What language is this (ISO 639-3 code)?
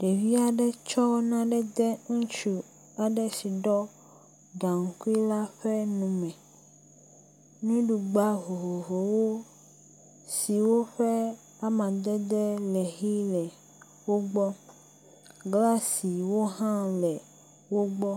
ewe